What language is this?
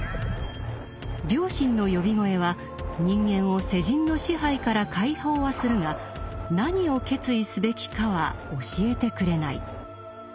Japanese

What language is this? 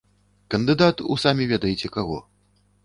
Belarusian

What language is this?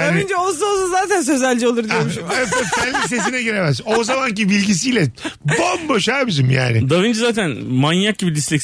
Turkish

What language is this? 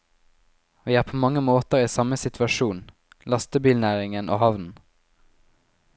Norwegian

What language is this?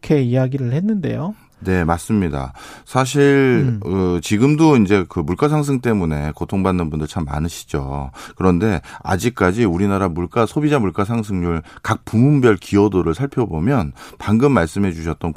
Korean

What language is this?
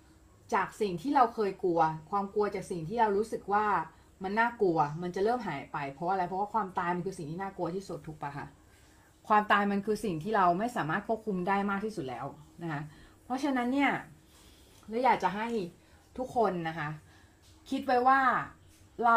Thai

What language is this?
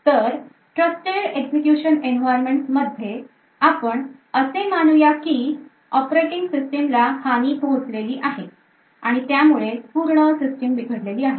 Marathi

